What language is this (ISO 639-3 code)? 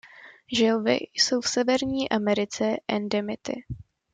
ces